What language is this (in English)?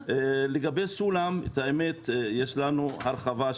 Hebrew